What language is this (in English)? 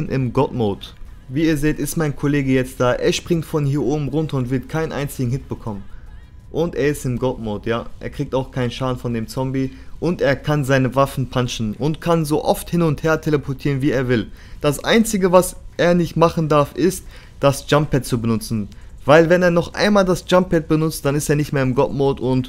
German